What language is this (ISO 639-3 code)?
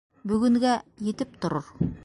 bak